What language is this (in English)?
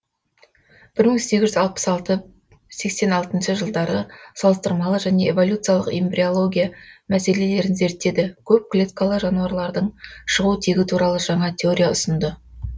Kazakh